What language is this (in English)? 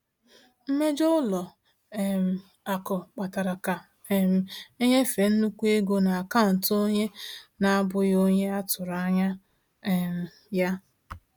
Igbo